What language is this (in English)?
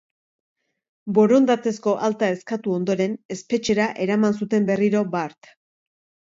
Basque